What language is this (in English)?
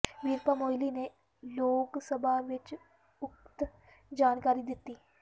Punjabi